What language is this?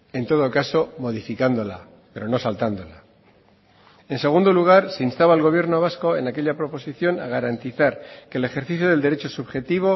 Spanish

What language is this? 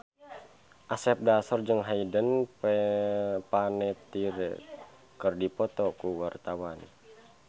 Sundanese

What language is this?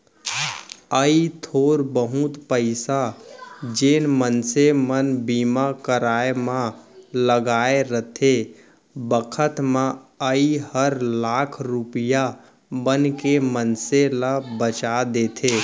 Chhattisgarhi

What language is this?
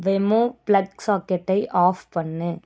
Tamil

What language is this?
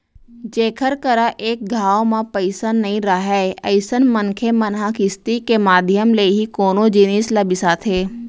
Chhattisgarhi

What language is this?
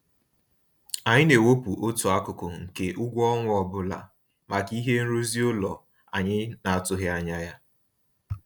Igbo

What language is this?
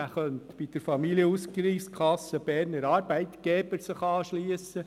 Swiss German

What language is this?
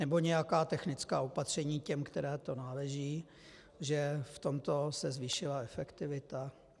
Czech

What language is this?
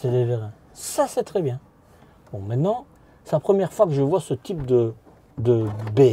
French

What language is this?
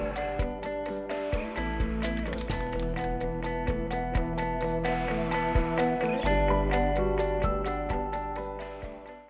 Thai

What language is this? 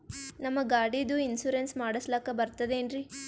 Kannada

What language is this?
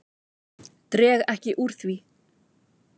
Icelandic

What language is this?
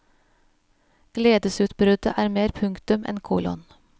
Norwegian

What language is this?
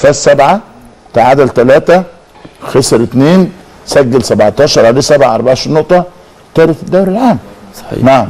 Arabic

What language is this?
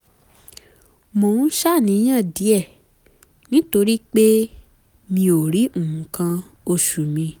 Yoruba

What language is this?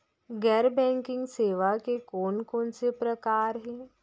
Chhattisgarhi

